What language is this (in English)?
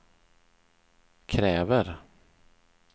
Swedish